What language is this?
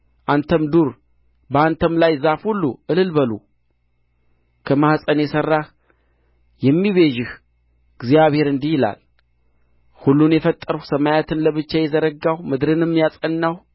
Amharic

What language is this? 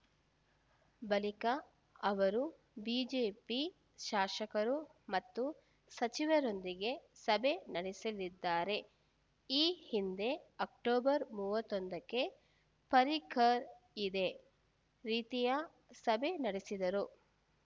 Kannada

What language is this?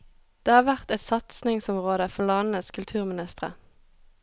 Norwegian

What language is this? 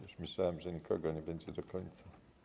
Polish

